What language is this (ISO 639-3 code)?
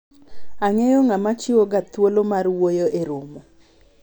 luo